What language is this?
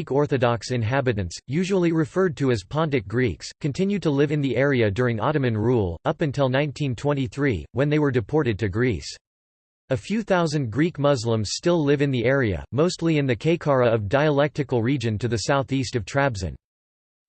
English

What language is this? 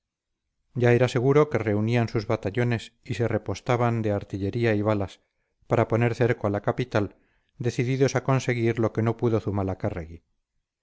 Spanish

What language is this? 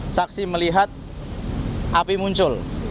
Indonesian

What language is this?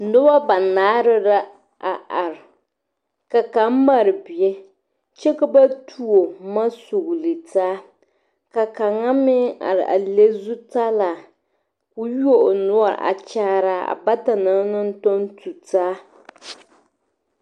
Southern Dagaare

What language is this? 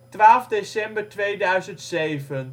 Dutch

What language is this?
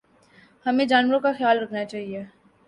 Urdu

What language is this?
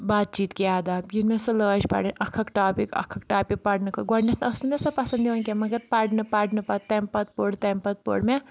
Kashmiri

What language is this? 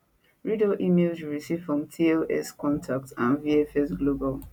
Nigerian Pidgin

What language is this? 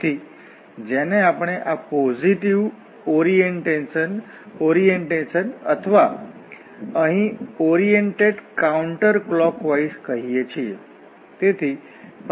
Gujarati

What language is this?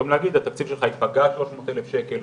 Hebrew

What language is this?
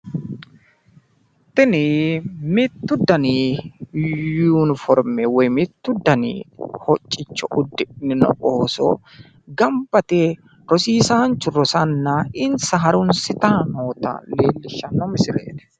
Sidamo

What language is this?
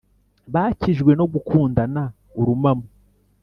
Kinyarwanda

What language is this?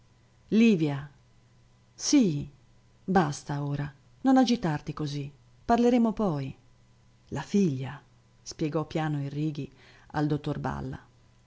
Italian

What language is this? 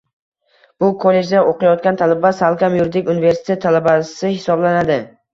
Uzbek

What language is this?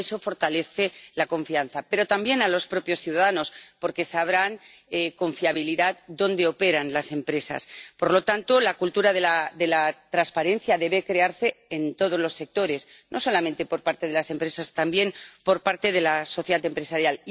Spanish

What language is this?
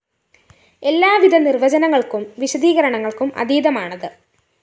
Malayalam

